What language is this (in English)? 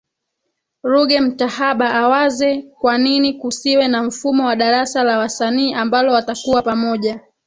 Swahili